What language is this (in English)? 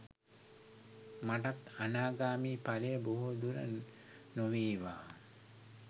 Sinhala